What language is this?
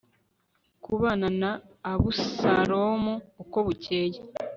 Kinyarwanda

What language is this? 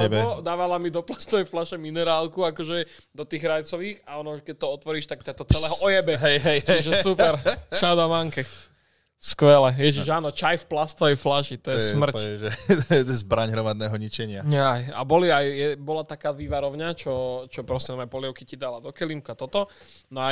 Slovak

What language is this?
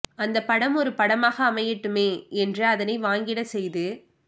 Tamil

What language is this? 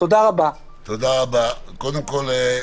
Hebrew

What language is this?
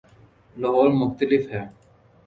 Urdu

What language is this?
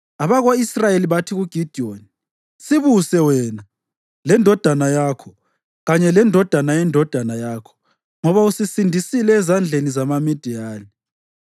North Ndebele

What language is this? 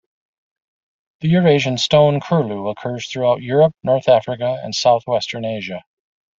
English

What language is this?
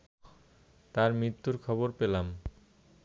Bangla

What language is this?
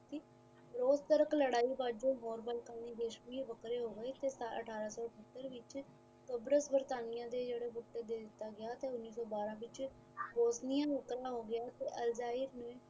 Punjabi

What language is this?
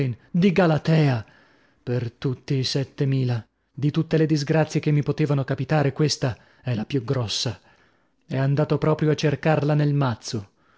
Italian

